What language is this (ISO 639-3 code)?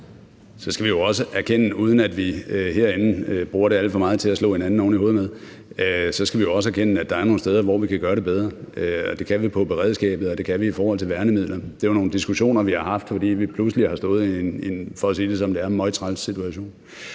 dan